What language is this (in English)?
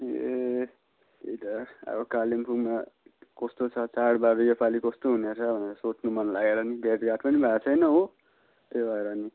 Nepali